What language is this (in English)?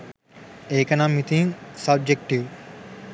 Sinhala